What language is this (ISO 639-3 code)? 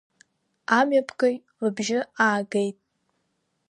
abk